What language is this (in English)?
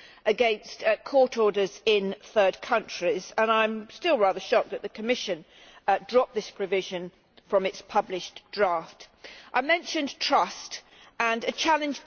English